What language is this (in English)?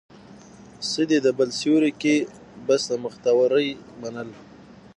Pashto